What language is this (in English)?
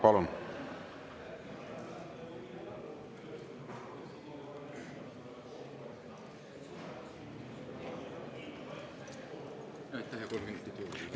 Estonian